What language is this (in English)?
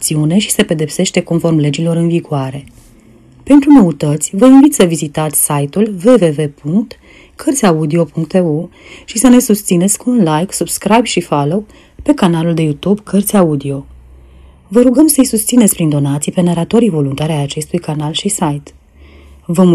Romanian